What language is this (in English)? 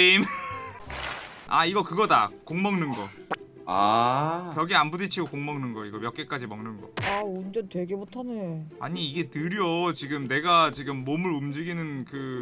Korean